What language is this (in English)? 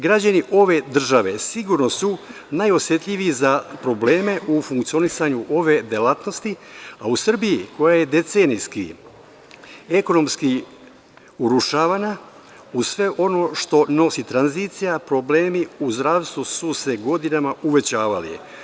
Serbian